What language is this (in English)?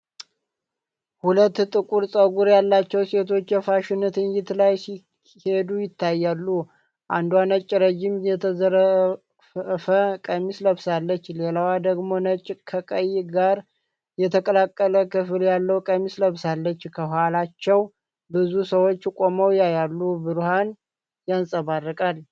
Amharic